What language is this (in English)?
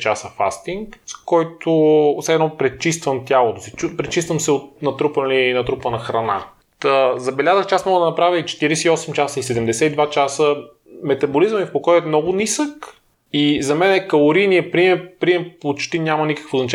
Bulgarian